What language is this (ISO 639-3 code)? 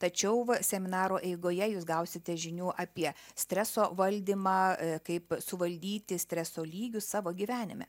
lit